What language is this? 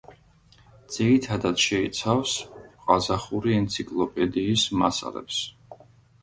Georgian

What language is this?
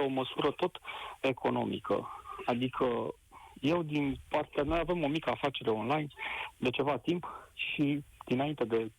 Romanian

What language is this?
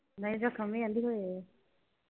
Punjabi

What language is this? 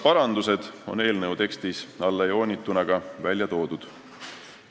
Estonian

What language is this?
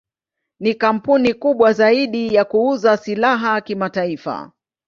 Swahili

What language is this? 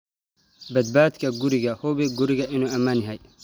Somali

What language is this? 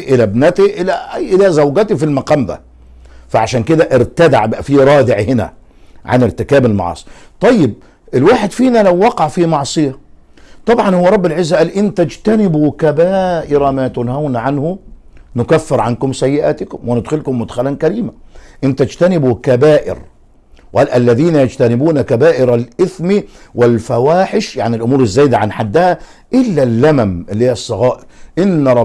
Arabic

